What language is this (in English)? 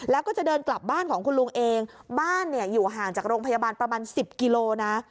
Thai